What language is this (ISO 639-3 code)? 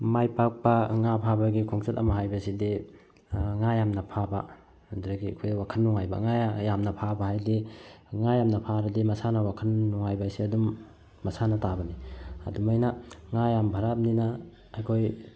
mni